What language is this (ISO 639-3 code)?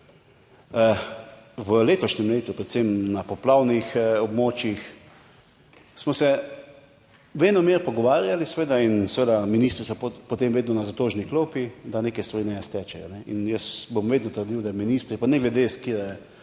slv